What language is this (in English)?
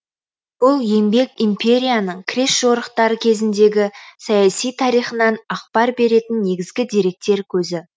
Kazakh